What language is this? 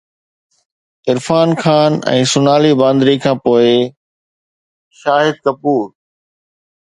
Sindhi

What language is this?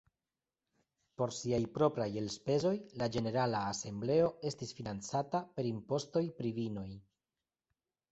Esperanto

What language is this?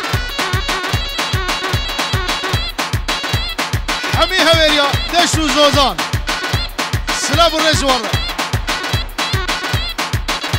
French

